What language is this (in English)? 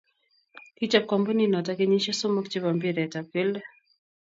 Kalenjin